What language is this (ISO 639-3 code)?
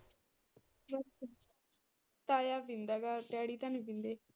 pan